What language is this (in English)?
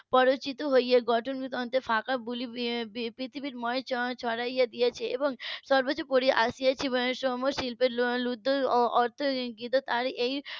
Bangla